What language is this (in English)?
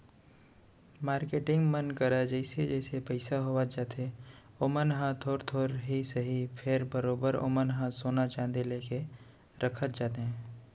Chhattisgarhi